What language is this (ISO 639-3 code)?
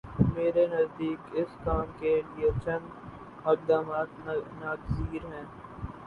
urd